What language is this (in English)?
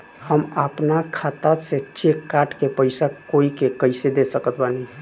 Bhojpuri